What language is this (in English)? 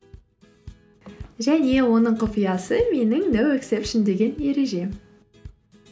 Kazakh